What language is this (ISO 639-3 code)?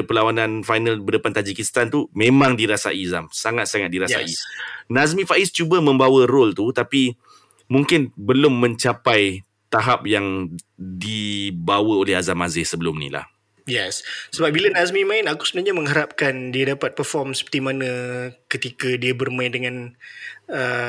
msa